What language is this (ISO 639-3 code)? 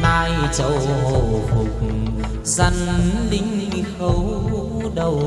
vie